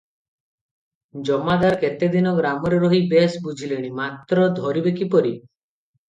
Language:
Odia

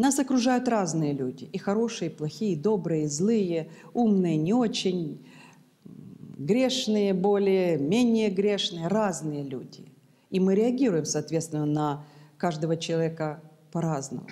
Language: Russian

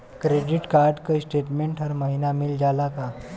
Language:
Bhojpuri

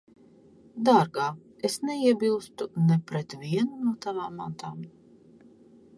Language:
Latvian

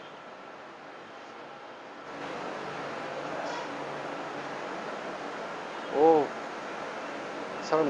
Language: Korean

